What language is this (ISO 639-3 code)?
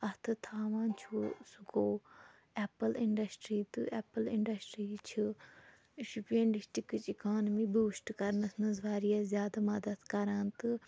kas